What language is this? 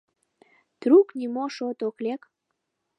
Mari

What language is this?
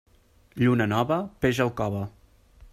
Catalan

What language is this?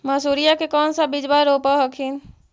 Magahi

